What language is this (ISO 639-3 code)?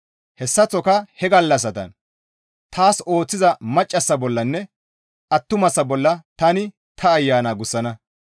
gmv